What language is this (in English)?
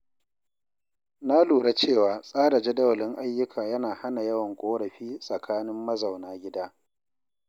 Hausa